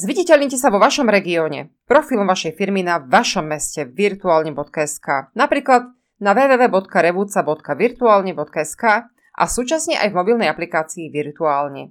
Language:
Slovak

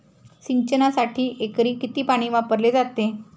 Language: Marathi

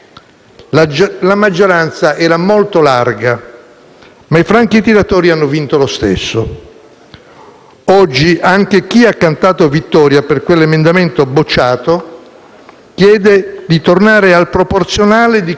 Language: Italian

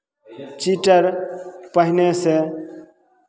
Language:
Maithili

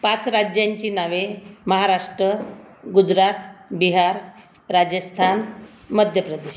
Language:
Marathi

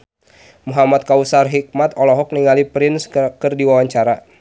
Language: Sundanese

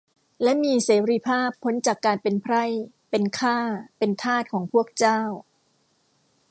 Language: Thai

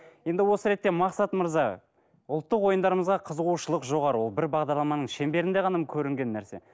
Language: Kazakh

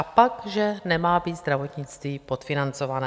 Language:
Czech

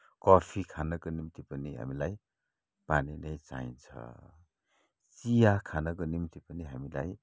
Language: Nepali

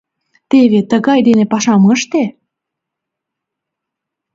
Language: Mari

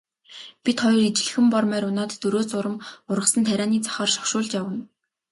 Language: Mongolian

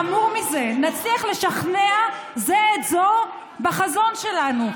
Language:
Hebrew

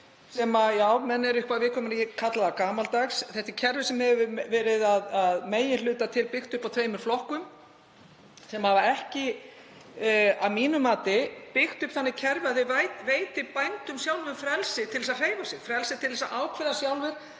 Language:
Icelandic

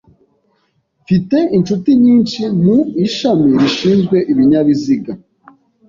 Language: Kinyarwanda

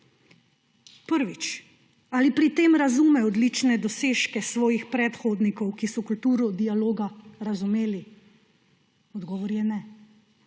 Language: Slovenian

